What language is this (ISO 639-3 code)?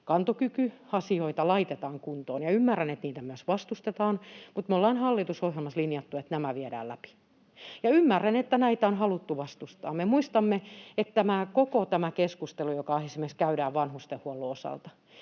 fin